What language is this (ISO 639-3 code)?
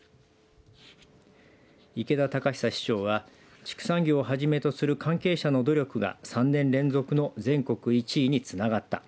jpn